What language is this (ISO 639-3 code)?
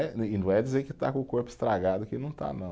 por